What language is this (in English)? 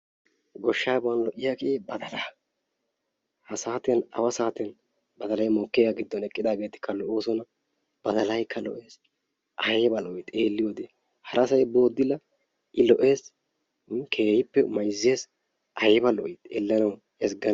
Wolaytta